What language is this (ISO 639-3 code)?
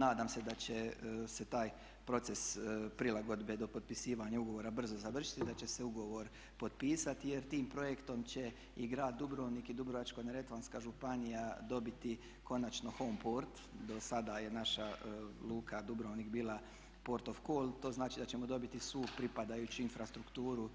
hrv